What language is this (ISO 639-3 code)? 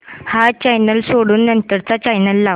mar